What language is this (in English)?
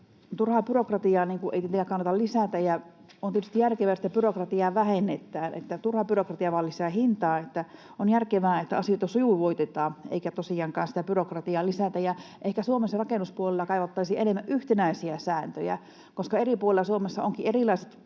Finnish